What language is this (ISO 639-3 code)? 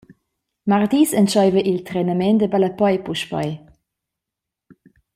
roh